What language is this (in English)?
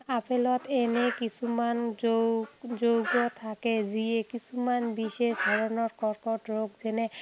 Assamese